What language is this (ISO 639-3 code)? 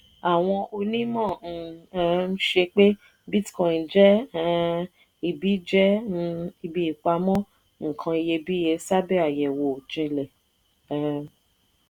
yor